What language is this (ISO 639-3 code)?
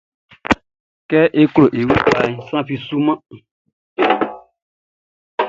bci